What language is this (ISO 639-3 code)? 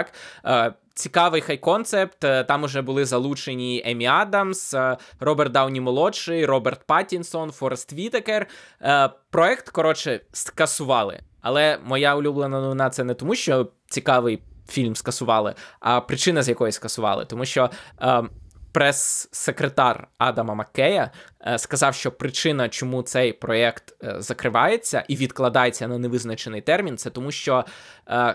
ukr